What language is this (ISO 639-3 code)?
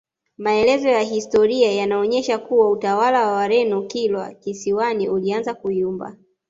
swa